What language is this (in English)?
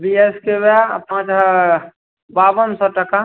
Maithili